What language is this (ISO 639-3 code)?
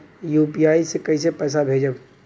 bho